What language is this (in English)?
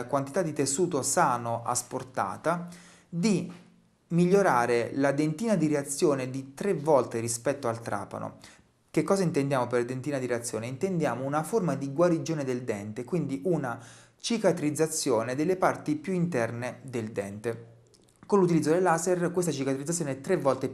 Italian